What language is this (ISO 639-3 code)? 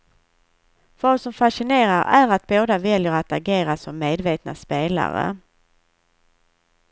swe